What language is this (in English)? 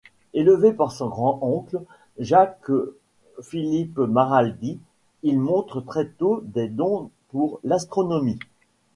French